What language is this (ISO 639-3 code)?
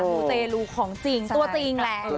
tha